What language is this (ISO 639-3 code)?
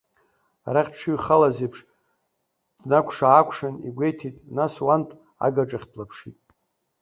abk